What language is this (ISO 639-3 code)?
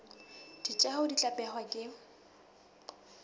sot